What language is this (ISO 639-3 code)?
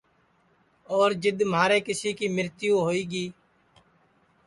ssi